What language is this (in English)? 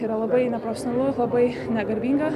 Lithuanian